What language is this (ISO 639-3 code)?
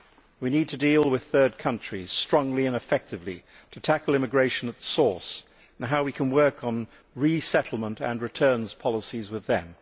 eng